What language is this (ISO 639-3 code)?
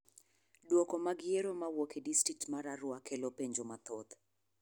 luo